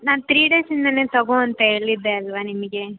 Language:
Kannada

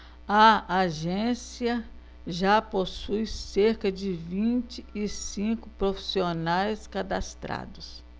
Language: Portuguese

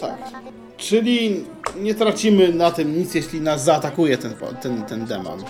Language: Polish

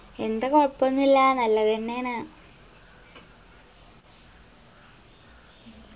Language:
Malayalam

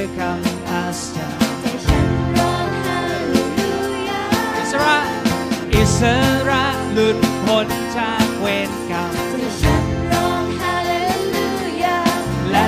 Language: Thai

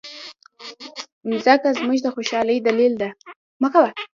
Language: Pashto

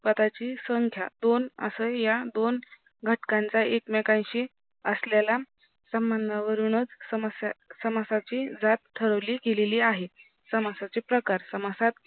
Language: Marathi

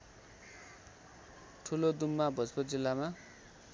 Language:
Nepali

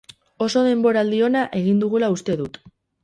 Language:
Basque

